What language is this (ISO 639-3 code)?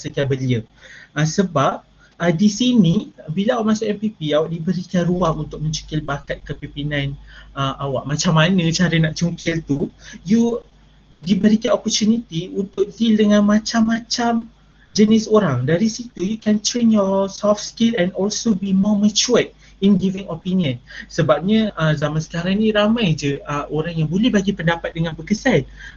msa